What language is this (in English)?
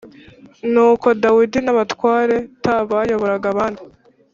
Kinyarwanda